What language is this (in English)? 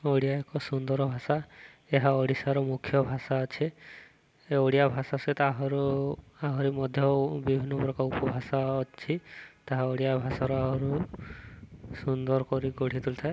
Odia